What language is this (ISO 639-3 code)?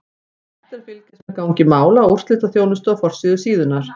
isl